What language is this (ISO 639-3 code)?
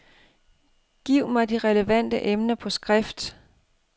dan